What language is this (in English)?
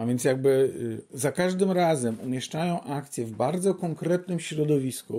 Polish